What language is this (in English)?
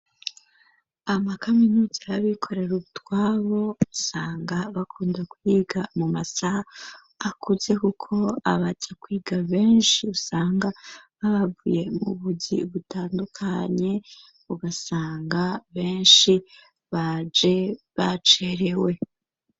Rundi